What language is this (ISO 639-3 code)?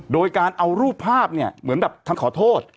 tha